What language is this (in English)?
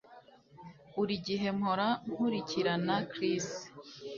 Kinyarwanda